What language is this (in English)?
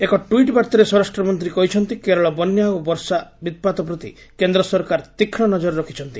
Odia